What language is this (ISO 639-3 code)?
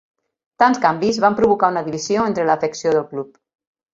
cat